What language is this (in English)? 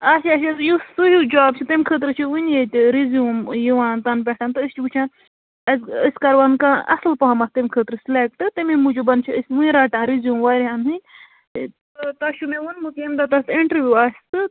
Kashmiri